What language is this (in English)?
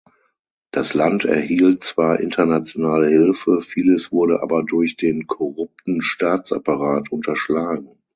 German